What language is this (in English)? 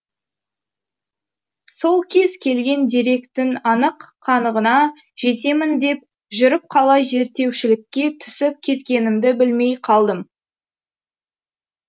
Kazakh